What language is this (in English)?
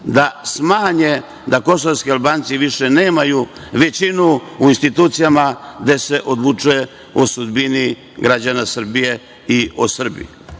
Serbian